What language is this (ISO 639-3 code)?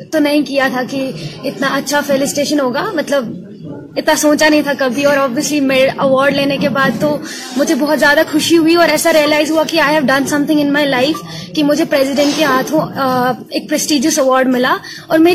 urd